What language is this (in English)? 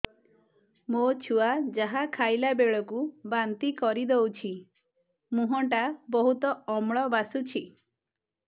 Odia